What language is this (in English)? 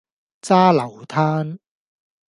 Cantonese